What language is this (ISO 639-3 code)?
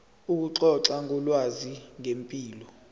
zul